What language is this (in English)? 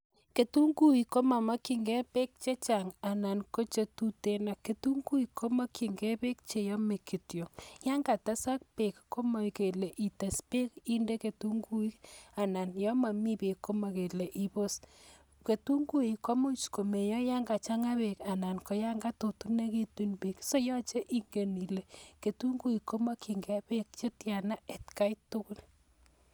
Kalenjin